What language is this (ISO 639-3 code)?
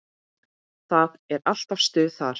isl